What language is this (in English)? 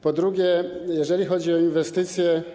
Polish